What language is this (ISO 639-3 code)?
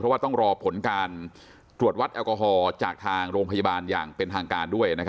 tha